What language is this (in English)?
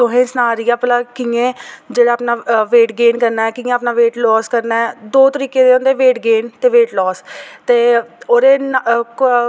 Dogri